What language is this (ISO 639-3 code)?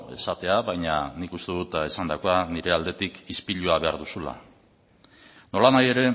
eus